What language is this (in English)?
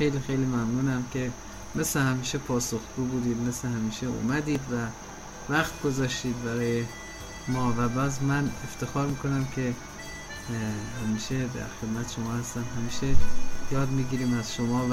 Persian